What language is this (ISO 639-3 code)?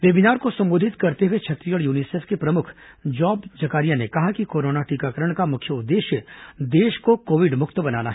hin